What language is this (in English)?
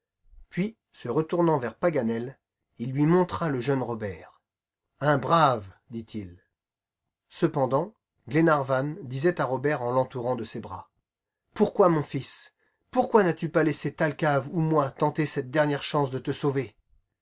French